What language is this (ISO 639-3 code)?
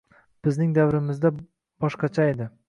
uzb